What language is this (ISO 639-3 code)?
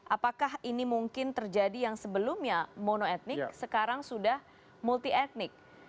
ind